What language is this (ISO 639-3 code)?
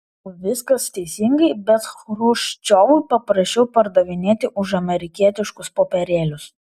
lit